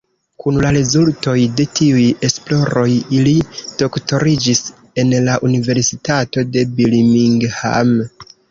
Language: Esperanto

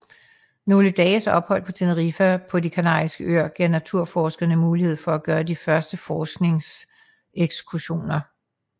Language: Danish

